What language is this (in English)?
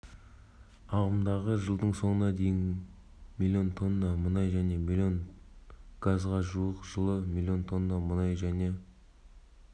Kazakh